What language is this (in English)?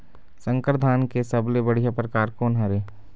Chhattisgarhi